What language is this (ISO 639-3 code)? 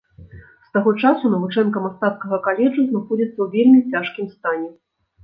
bel